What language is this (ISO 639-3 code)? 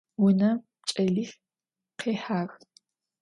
ady